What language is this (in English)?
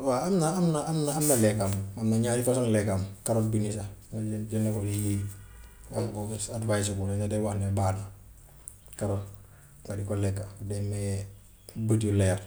Gambian Wolof